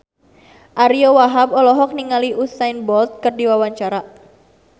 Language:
Sundanese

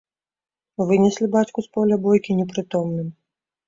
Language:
Belarusian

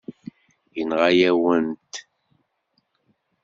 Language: Kabyle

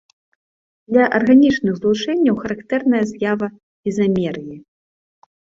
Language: Belarusian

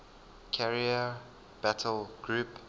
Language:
English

